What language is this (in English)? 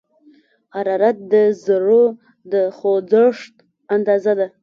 Pashto